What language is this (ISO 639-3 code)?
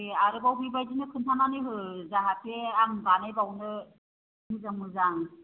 brx